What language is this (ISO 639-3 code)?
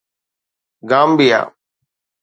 snd